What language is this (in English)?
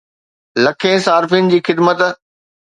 Sindhi